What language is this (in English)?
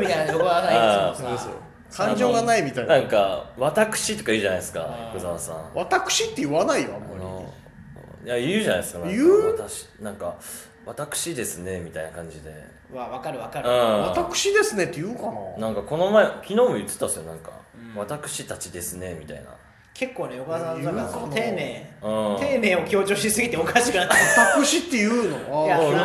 Japanese